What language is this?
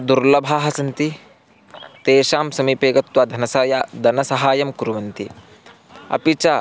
Sanskrit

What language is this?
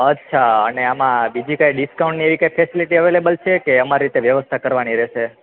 Gujarati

